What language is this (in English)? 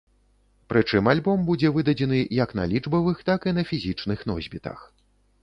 Belarusian